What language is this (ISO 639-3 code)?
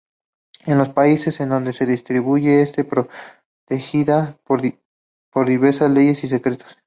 spa